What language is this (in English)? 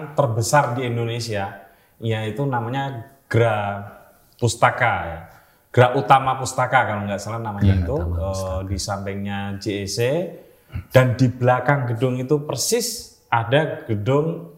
Indonesian